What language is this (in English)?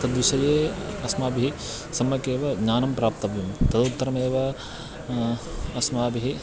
Sanskrit